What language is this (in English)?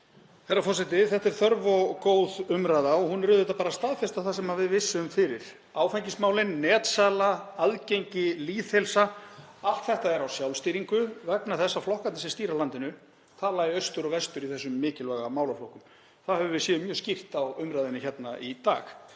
Icelandic